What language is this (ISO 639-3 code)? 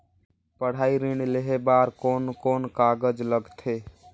hne